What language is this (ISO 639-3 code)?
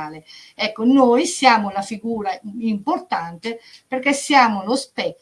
ita